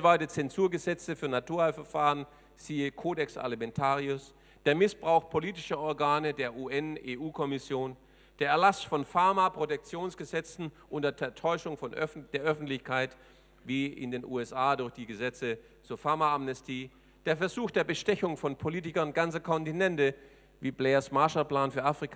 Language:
German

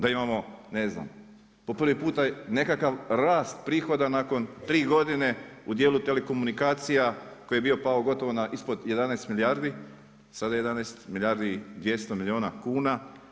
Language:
Croatian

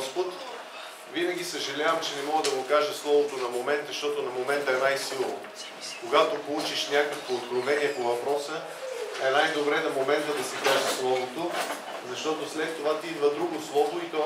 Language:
Bulgarian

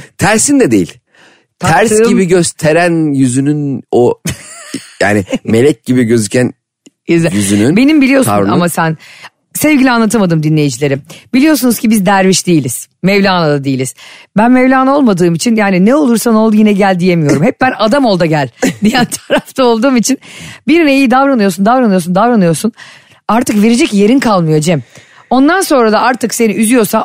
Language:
Turkish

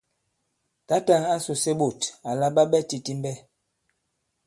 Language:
Bankon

